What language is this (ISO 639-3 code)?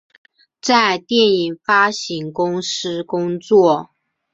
zho